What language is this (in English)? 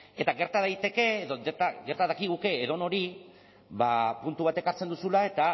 Basque